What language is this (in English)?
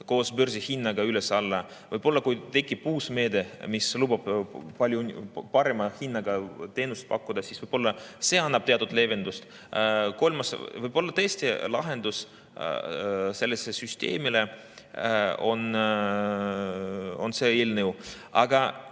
Estonian